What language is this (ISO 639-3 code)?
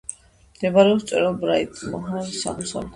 kat